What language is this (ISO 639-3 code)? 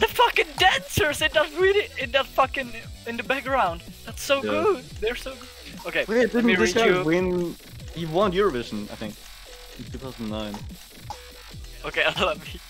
eng